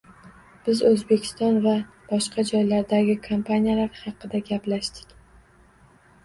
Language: Uzbek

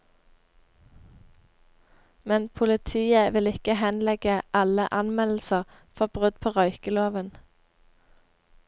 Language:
Norwegian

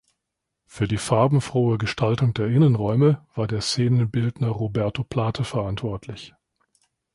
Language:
German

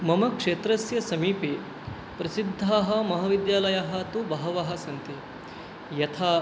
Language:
Sanskrit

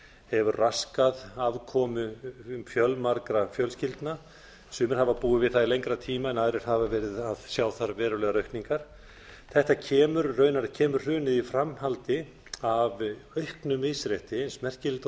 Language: Icelandic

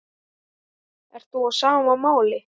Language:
Icelandic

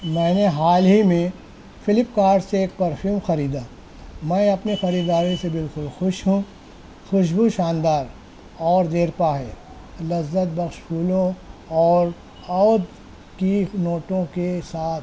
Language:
Urdu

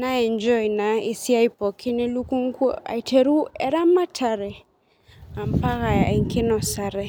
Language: Masai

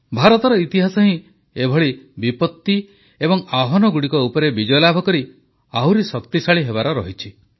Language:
Odia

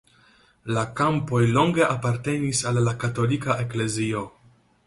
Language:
Esperanto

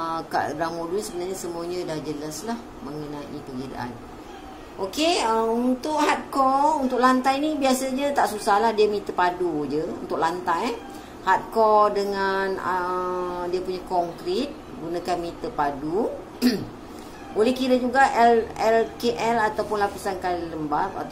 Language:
Malay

